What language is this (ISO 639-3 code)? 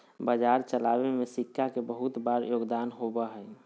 mag